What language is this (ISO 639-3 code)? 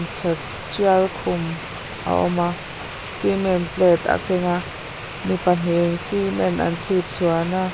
lus